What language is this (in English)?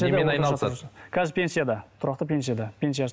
Kazakh